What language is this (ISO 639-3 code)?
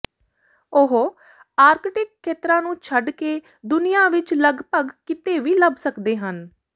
pan